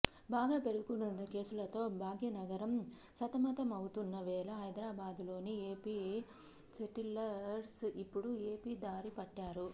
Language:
Telugu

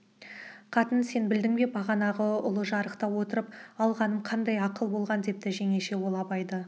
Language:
Kazakh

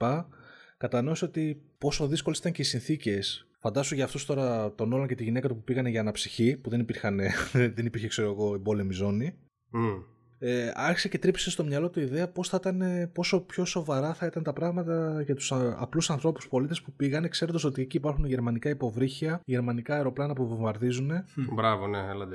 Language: Greek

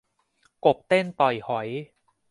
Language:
Thai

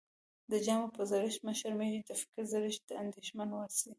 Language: Pashto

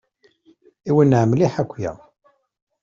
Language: Kabyle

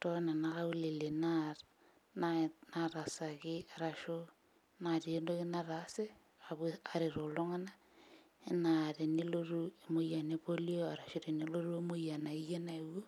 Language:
Masai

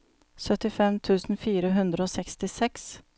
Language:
Norwegian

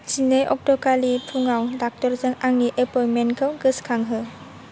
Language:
Bodo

